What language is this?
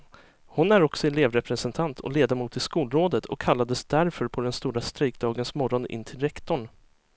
Swedish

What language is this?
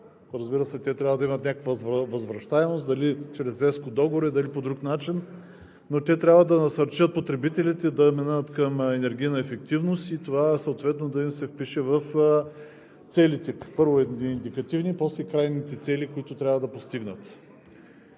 Bulgarian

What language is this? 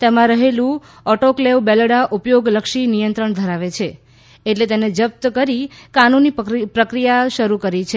Gujarati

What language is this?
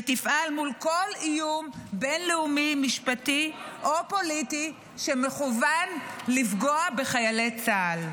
Hebrew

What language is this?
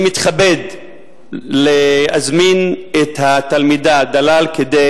Hebrew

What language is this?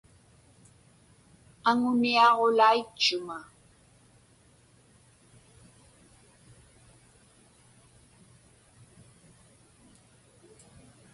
Inupiaq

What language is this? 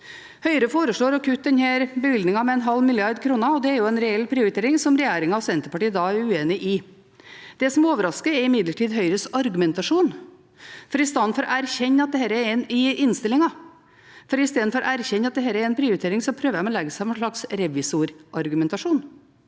Norwegian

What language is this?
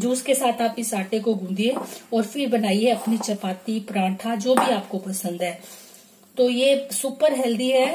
Hindi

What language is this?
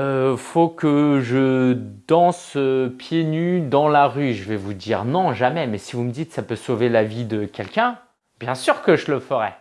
French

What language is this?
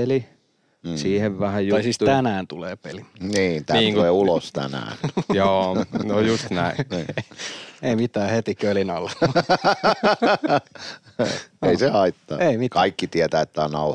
Finnish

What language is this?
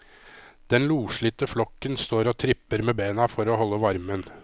Norwegian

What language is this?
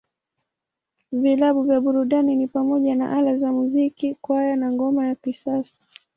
Swahili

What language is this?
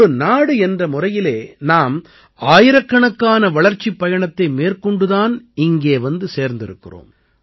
Tamil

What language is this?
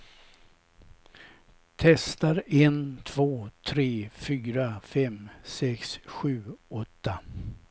Swedish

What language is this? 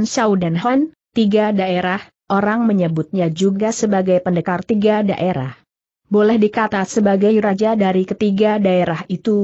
Indonesian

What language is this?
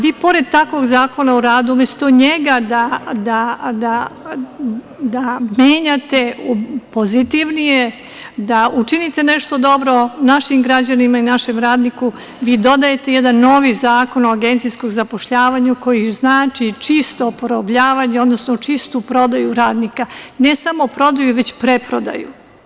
Serbian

